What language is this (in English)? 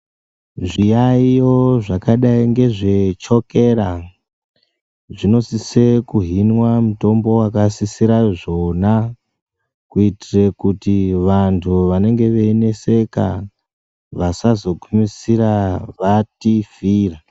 Ndau